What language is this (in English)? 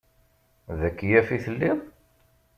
Kabyle